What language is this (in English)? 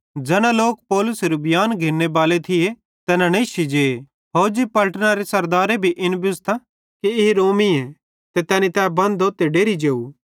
Bhadrawahi